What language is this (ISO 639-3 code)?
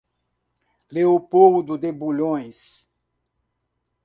por